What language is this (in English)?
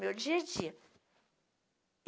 Portuguese